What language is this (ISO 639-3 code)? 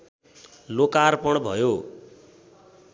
nep